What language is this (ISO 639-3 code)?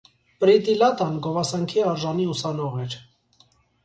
hye